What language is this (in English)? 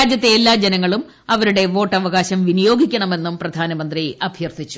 Malayalam